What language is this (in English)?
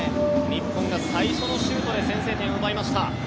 Japanese